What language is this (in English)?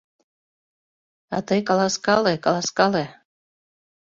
Mari